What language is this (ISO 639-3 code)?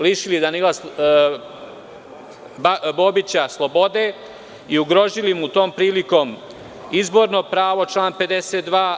srp